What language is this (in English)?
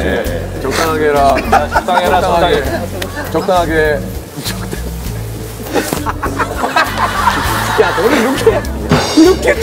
Korean